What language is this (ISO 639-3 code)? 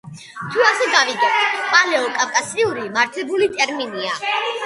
kat